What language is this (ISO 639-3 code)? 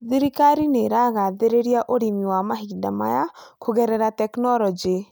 kik